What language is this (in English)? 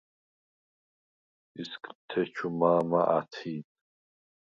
Svan